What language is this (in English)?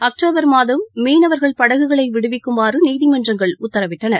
Tamil